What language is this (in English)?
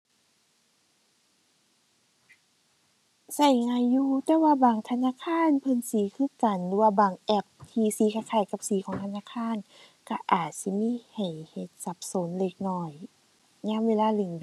Thai